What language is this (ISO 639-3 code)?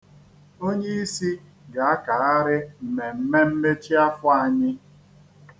ibo